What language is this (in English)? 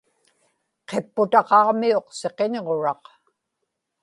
Inupiaq